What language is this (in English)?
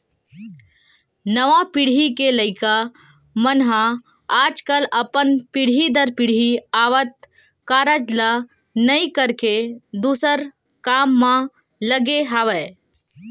Chhattisgarhi